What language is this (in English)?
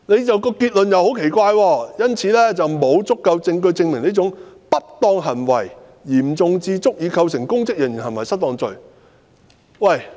Cantonese